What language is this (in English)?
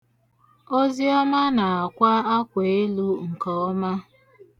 Igbo